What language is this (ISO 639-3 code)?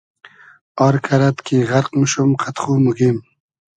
haz